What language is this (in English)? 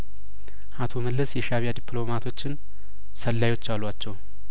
Amharic